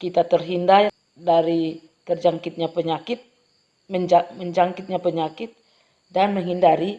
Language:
Indonesian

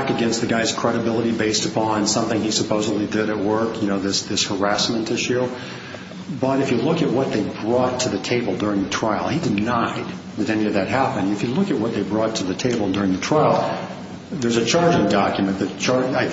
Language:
English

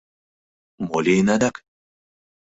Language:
Mari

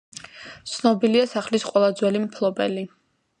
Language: Georgian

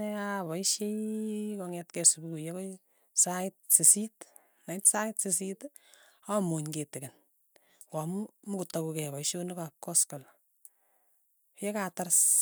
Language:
Tugen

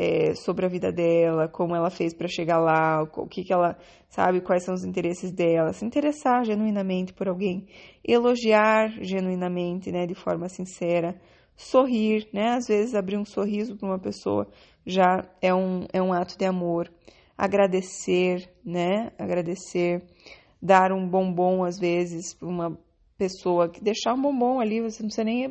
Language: Portuguese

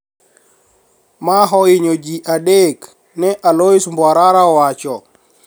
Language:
Luo (Kenya and Tanzania)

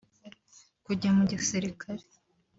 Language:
Kinyarwanda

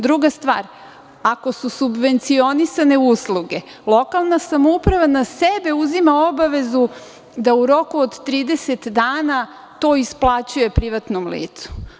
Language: Serbian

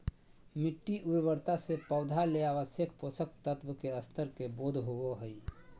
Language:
Magahi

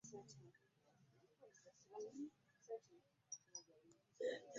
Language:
Ganda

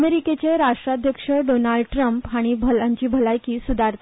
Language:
Konkani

